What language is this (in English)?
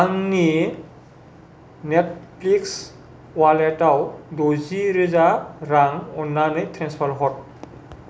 Bodo